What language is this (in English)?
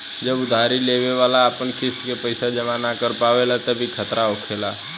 Bhojpuri